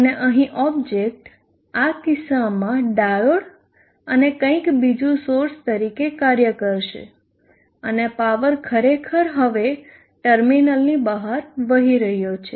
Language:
Gujarati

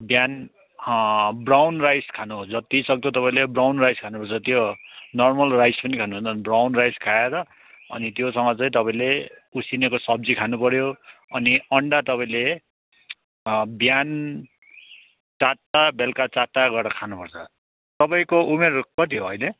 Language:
Nepali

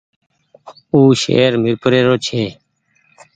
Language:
Goaria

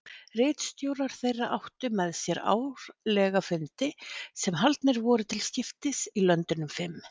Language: Icelandic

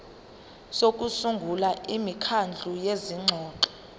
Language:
Zulu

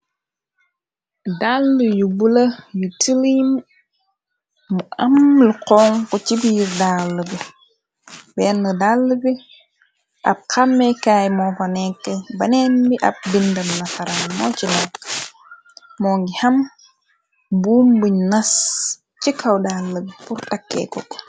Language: Wolof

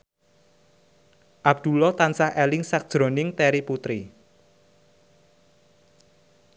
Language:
Javanese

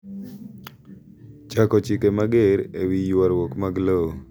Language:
Luo (Kenya and Tanzania)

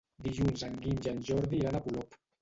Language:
Catalan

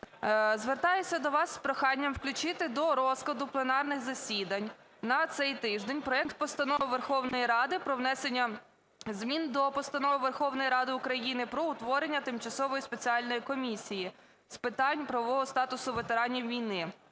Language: Ukrainian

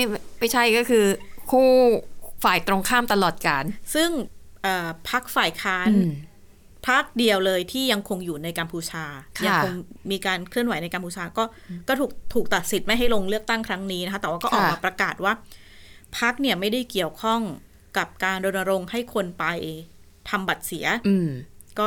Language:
Thai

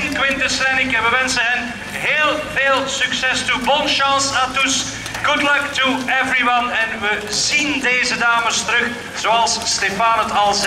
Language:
Dutch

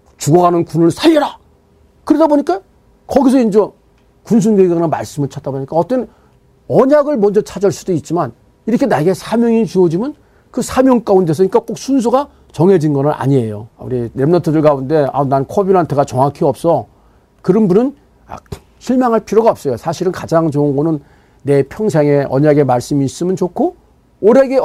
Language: Korean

